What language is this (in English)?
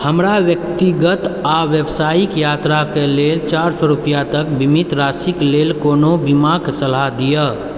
Maithili